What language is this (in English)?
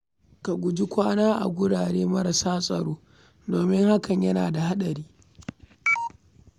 Hausa